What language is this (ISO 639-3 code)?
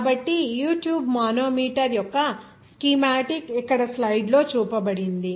tel